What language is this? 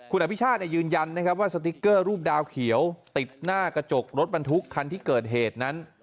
Thai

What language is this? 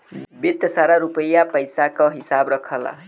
Bhojpuri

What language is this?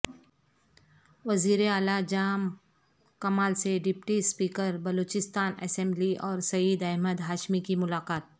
Urdu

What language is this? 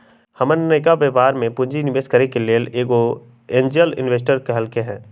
Magahi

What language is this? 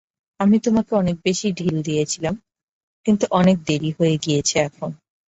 Bangla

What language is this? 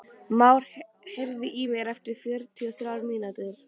Icelandic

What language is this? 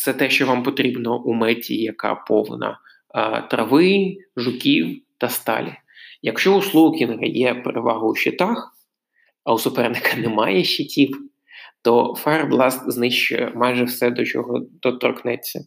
Ukrainian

